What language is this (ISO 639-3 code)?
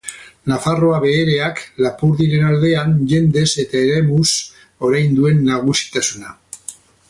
eus